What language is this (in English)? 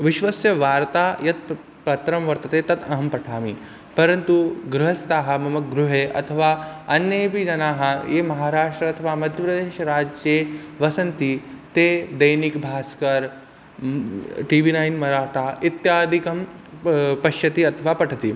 Sanskrit